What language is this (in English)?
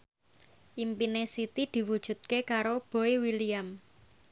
Javanese